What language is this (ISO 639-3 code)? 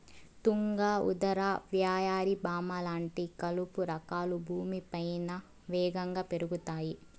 tel